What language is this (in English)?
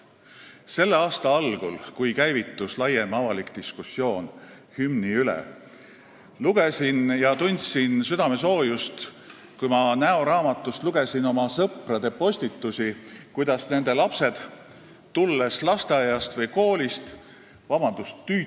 Estonian